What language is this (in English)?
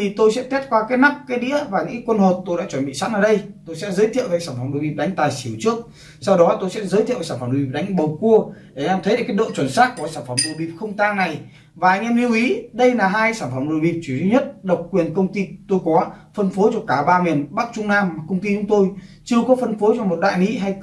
Vietnamese